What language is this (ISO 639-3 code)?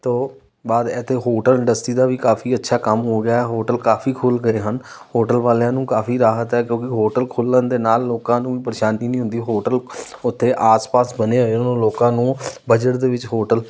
pan